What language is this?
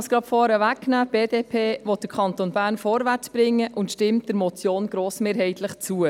Swiss German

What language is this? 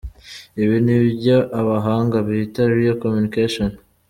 Kinyarwanda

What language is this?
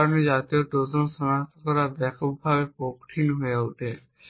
Bangla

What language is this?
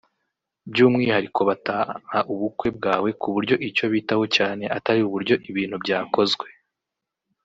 Kinyarwanda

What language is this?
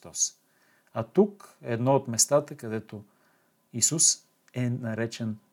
Bulgarian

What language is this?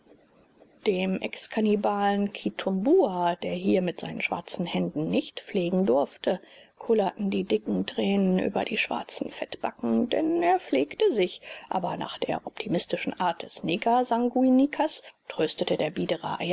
German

